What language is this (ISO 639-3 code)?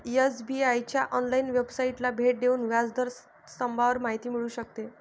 mar